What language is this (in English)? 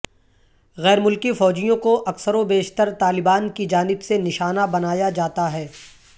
Urdu